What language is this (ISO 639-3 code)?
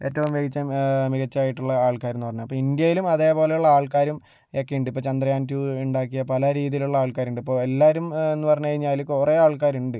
mal